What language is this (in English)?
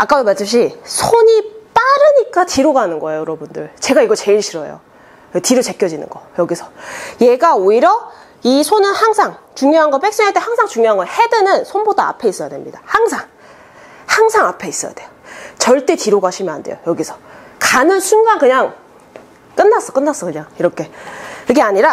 Korean